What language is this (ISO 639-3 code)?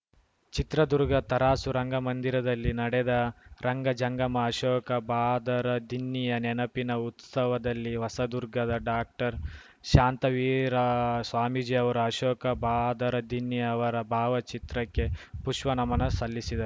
kan